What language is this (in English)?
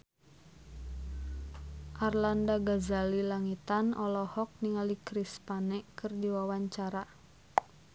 Sundanese